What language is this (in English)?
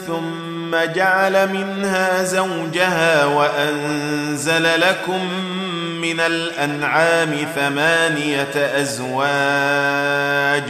Arabic